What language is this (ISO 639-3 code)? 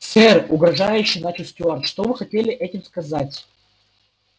rus